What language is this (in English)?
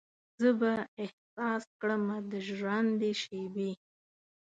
Pashto